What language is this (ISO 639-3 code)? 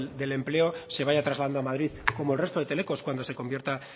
spa